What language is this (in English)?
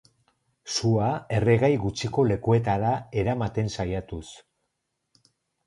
Basque